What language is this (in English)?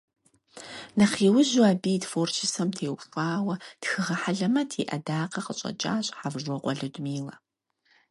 Kabardian